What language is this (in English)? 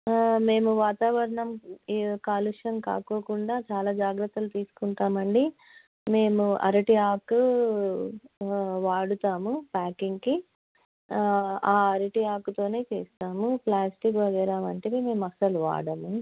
Telugu